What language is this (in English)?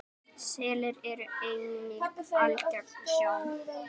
Icelandic